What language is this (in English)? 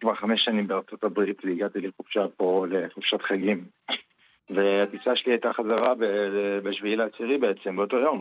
Hebrew